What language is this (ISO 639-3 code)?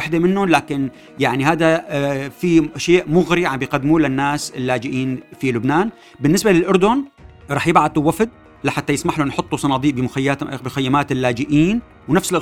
ara